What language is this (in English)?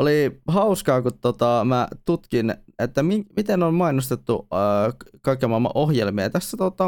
Finnish